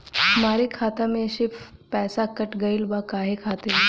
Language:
Bhojpuri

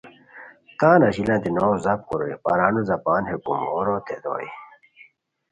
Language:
Khowar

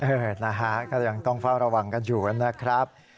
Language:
Thai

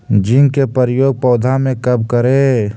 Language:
Magahi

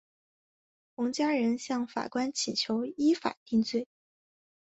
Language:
Chinese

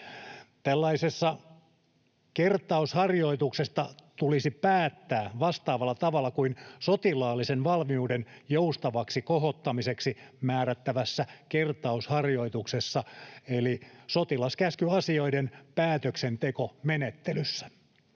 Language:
Finnish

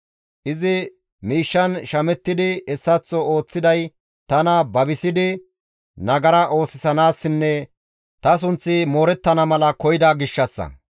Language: Gamo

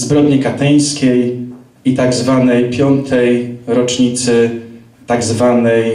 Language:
Polish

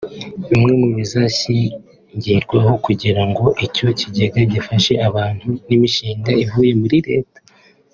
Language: Kinyarwanda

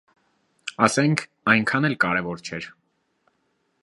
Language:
Armenian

